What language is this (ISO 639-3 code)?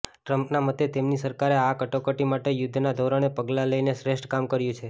guj